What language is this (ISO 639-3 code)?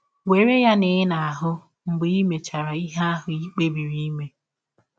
ibo